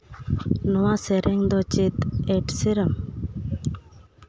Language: Santali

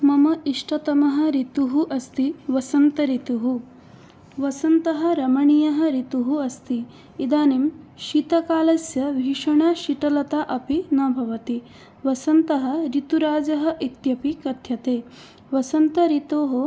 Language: Sanskrit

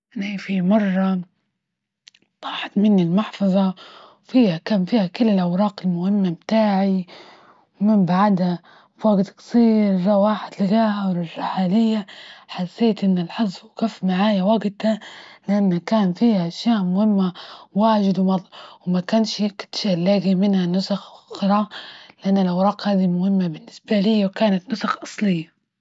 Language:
Libyan Arabic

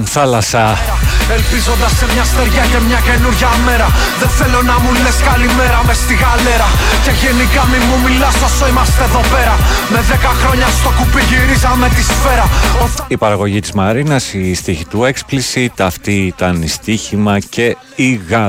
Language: Greek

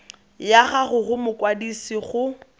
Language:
Tswana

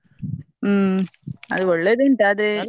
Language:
Kannada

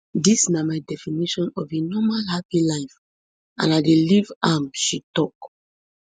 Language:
Nigerian Pidgin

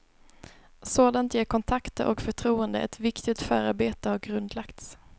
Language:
Swedish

